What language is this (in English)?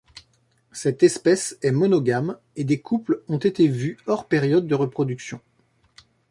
French